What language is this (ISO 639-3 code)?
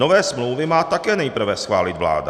ces